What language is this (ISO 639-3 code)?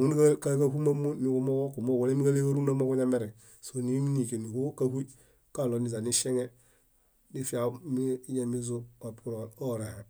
bda